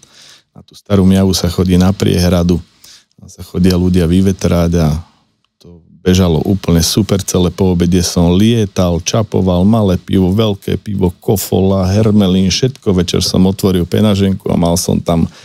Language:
Slovak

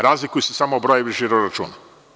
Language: Serbian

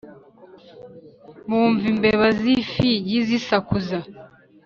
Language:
Kinyarwanda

